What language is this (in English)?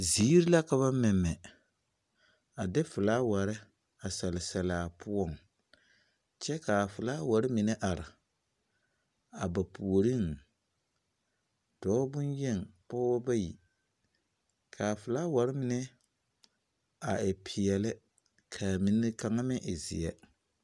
Southern Dagaare